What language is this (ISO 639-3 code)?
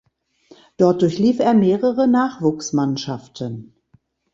deu